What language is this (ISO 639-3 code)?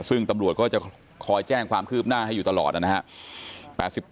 tha